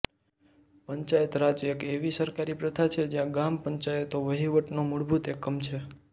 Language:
Gujarati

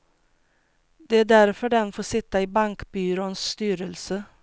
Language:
Swedish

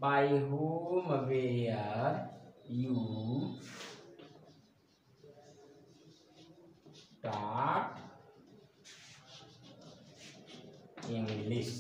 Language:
Hindi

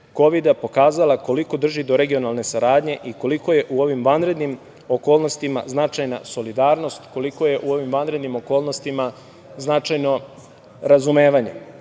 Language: Serbian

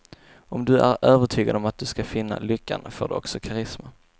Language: Swedish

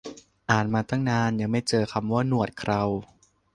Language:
Thai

